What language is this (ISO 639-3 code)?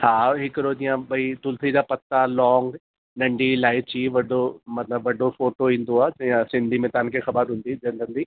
snd